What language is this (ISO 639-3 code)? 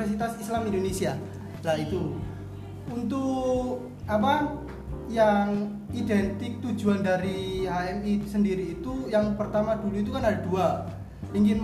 ind